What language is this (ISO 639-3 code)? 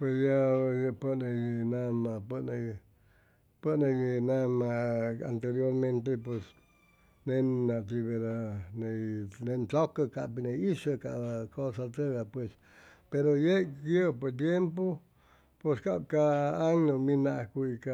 zoh